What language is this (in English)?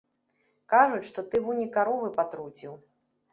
Belarusian